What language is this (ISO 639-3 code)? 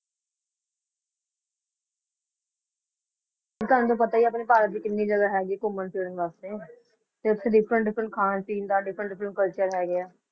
pan